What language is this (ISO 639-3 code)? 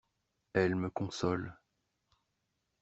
fra